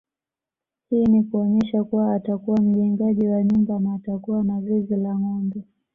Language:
Swahili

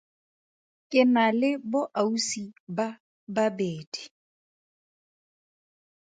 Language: Tswana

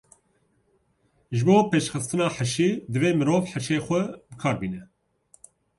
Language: Kurdish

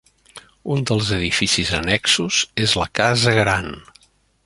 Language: Catalan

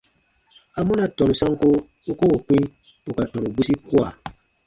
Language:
Baatonum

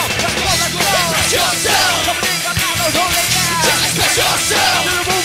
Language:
Indonesian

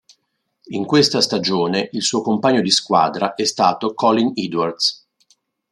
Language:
Italian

